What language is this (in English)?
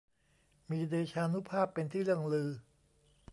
Thai